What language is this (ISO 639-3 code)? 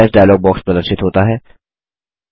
hin